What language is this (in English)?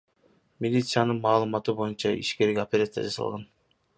Kyrgyz